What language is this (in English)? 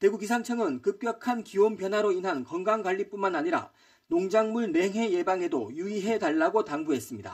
Korean